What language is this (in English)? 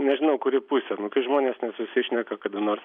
Lithuanian